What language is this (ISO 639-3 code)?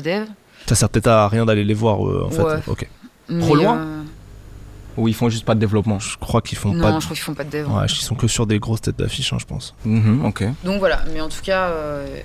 fra